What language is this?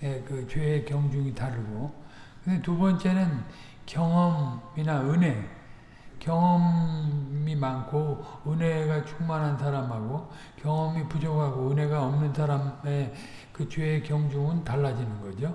Korean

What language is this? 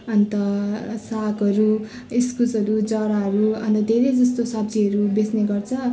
Nepali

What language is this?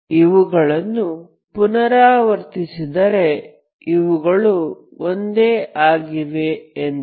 Kannada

